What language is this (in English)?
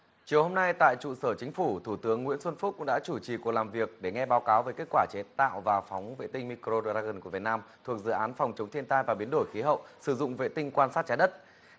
Vietnamese